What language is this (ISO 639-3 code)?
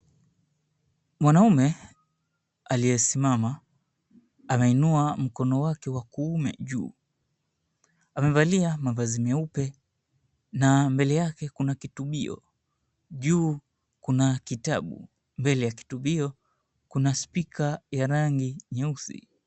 swa